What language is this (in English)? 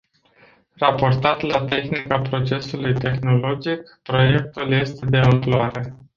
Romanian